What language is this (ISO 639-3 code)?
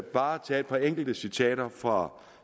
dan